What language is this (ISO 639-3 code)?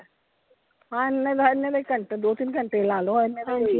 pan